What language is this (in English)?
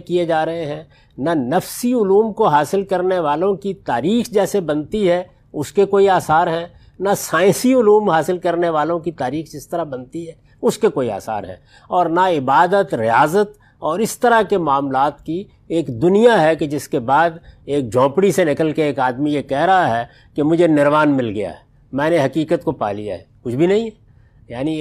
Urdu